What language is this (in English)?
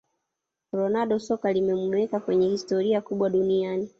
Swahili